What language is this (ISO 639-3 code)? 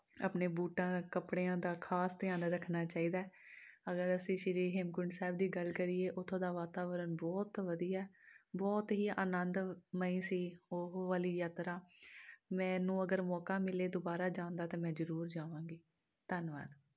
pan